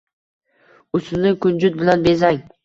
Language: Uzbek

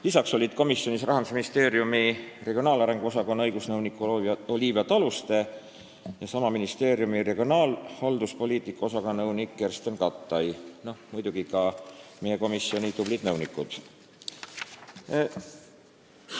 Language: Estonian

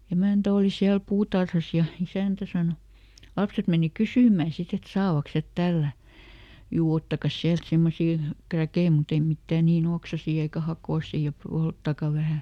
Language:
Finnish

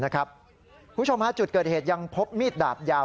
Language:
Thai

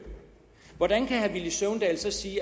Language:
Danish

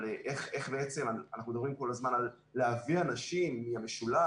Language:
Hebrew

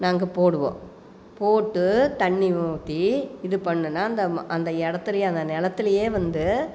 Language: Tamil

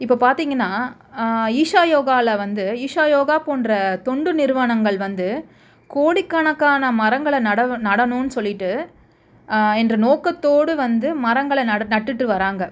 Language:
Tamil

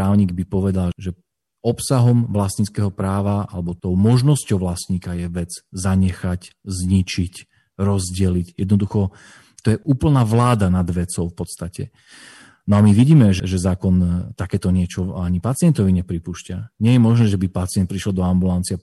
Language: Slovak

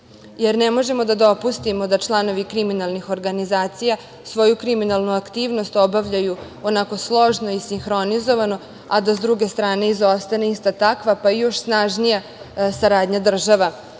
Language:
Serbian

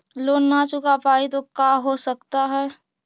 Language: Magahi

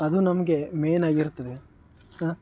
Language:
Kannada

